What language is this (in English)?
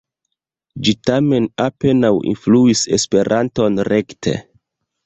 Esperanto